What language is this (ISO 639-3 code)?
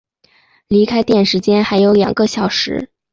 zho